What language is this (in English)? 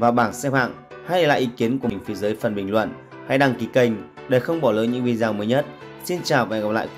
Vietnamese